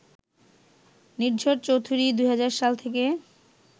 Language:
Bangla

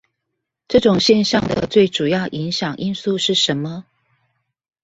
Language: Chinese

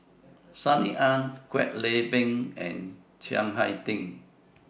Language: English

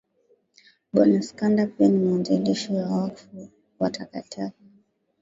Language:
Swahili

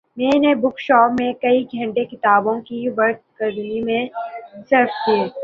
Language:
Urdu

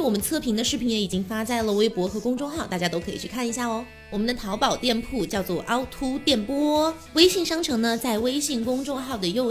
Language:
Chinese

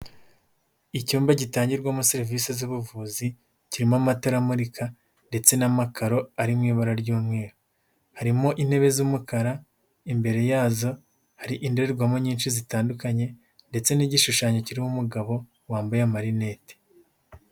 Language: Kinyarwanda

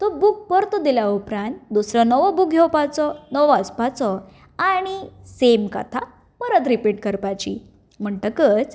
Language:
Konkani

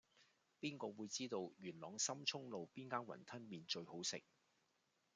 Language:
Cantonese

